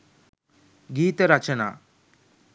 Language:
Sinhala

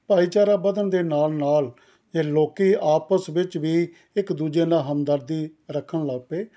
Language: Punjabi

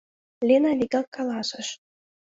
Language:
Mari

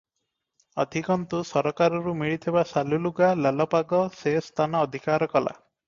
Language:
Odia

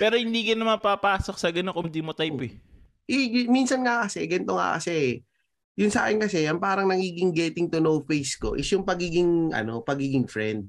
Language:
Filipino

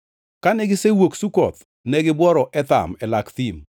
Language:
Luo (Kenya and Tanzania)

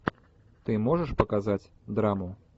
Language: Russian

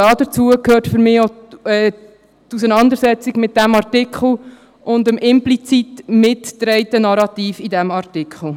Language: Swiss German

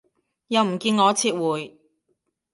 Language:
Cantonese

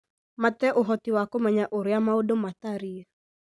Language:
Kikuyu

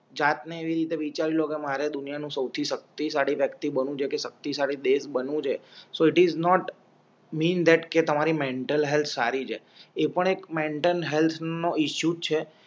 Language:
Gujarati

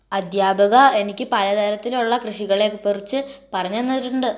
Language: Malayalam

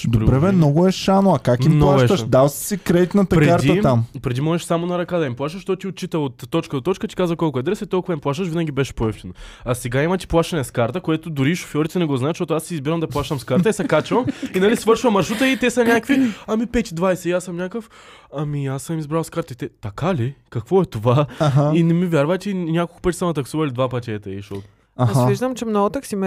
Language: Bulgarian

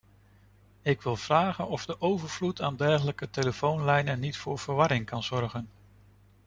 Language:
Dutch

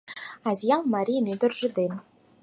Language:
Mari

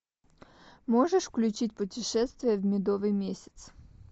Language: Russian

